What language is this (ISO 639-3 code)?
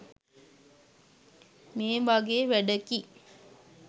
sin